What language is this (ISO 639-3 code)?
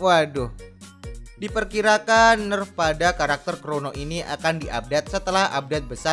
ind